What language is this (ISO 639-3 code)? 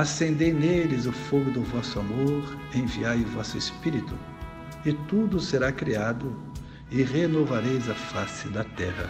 por